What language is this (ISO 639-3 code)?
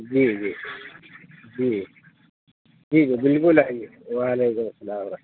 urd